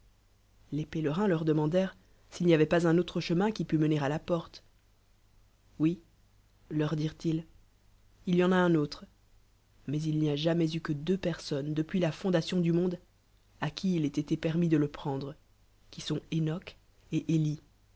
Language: French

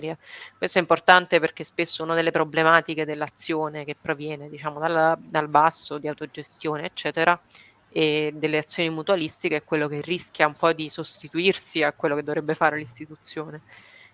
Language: Italian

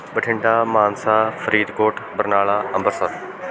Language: Punjabi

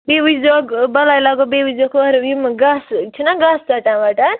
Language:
Kashmiri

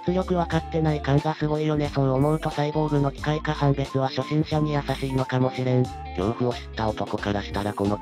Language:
Japanese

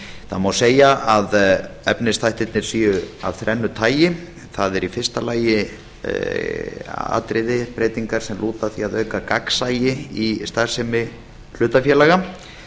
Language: Icelandic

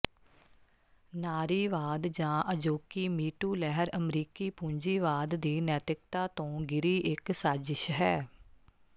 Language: Punjabi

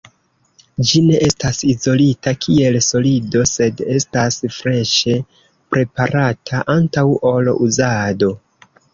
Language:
Esperanto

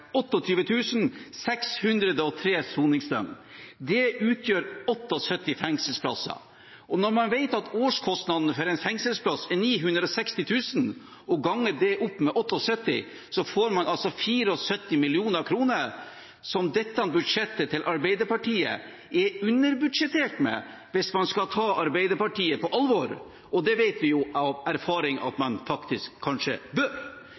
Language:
Norwegian Bokmål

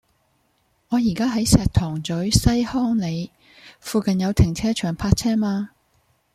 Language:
Cantonese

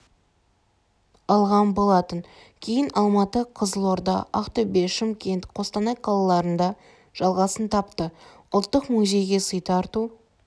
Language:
Kazakh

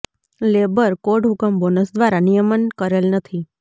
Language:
Gujarati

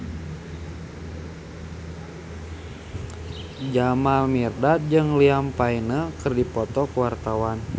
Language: Sundanese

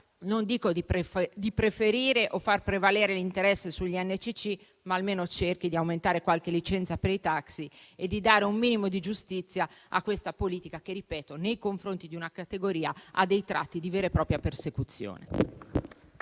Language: Italian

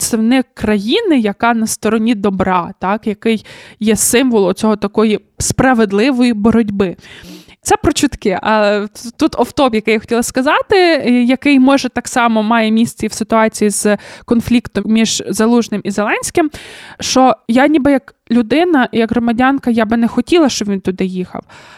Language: Ukrainian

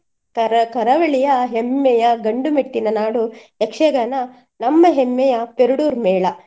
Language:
Kannada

